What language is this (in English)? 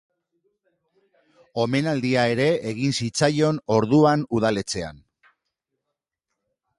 Basque